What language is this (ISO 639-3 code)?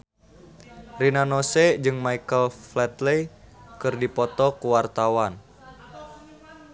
sun